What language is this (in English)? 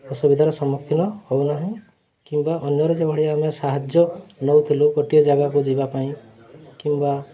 Odia